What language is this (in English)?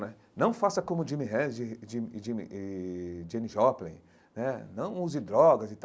Portuguese